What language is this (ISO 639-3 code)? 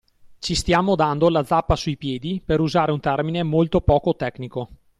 ita